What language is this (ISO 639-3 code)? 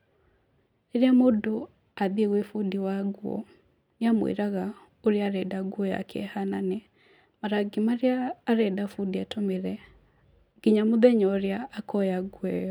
kik